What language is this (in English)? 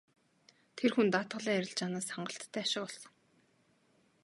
Mongolian